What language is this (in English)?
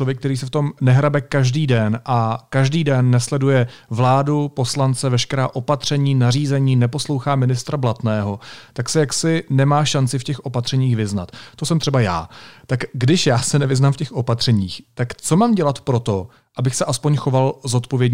Czech